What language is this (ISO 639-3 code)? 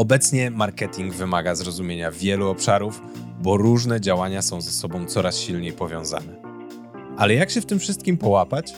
pol